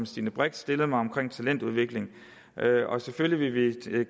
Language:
Danish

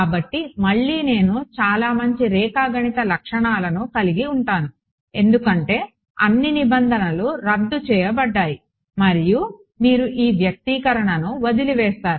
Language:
Telugu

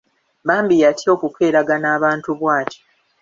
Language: Ganda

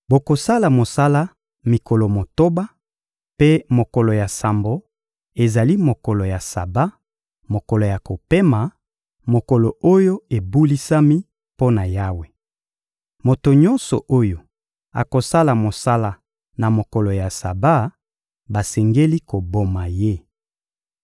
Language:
Lingala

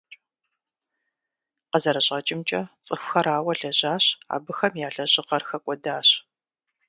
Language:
Kabardian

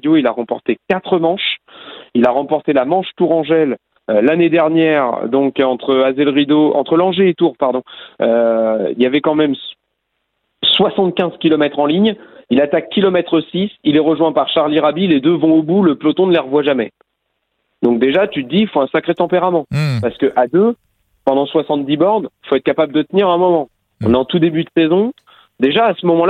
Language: French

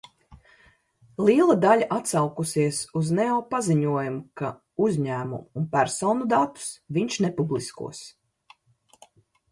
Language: Latvian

